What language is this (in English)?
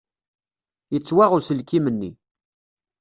Kabyle